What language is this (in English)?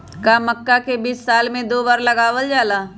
Magahi